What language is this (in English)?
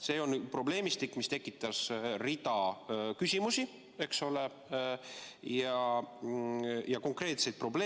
Estonian